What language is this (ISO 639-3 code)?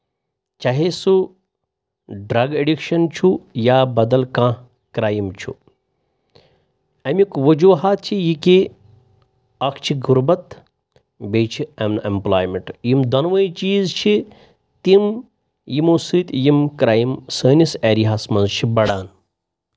kas